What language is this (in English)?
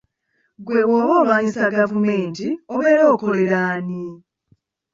Ganda